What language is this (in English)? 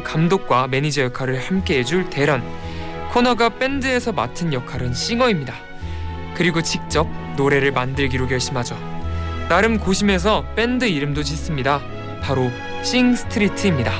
Korean